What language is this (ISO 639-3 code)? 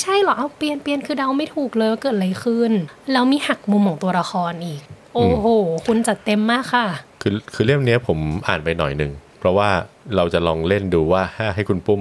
tha